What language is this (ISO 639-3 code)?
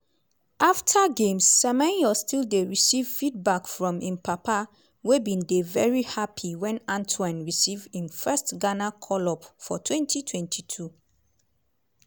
pcm